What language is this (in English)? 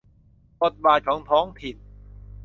Thai